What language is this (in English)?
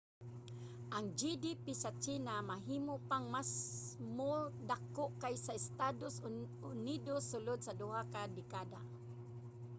Cebuano